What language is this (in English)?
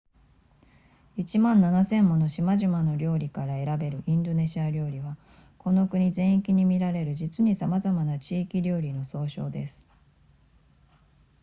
Japanese